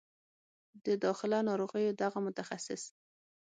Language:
Pashto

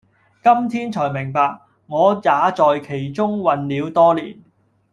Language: Cantonese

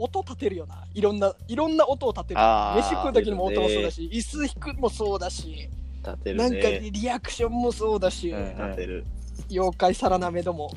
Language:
Japanese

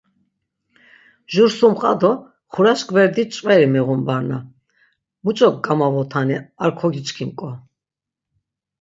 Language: Laz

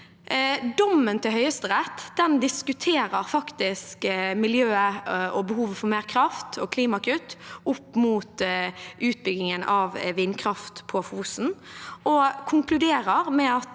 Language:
Norwegian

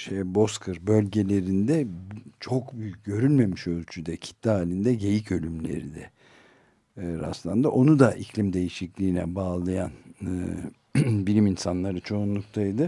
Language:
Turkish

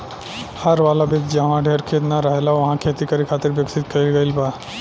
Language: Bhojpuri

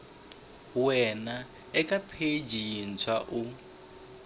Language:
Tsonga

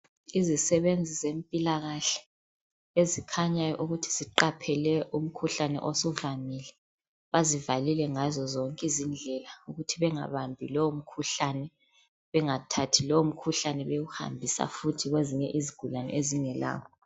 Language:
North Ndebele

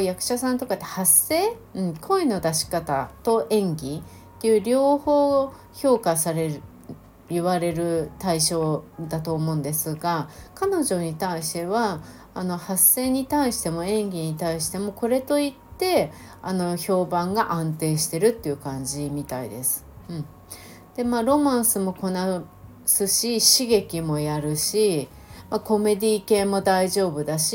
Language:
Japanese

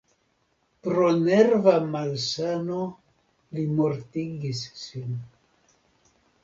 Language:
Esperanto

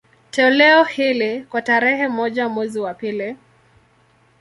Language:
Swahili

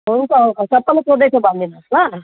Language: Nepali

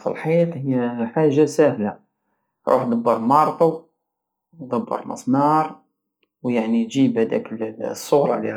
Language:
Algerian Saharan Arabic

